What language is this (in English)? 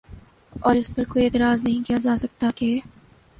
Urdu